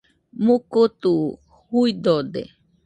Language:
Nüpode Huitoto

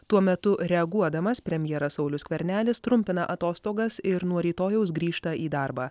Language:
Lithuanian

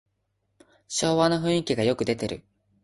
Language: Japanese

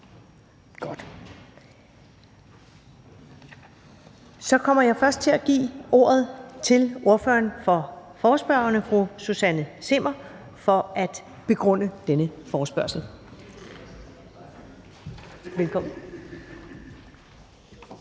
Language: Danish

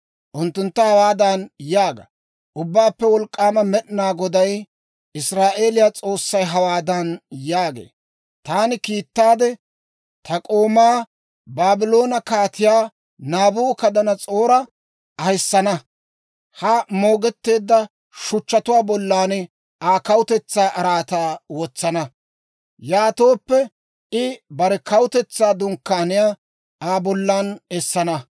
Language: Dawro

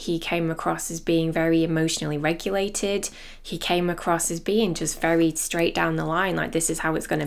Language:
English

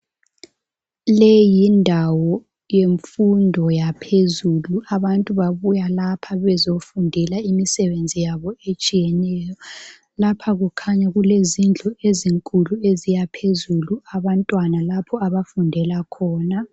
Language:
North Ndebele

